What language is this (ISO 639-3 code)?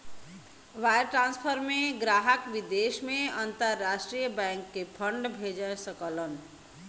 bho